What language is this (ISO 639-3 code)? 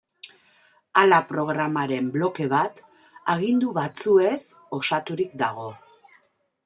eus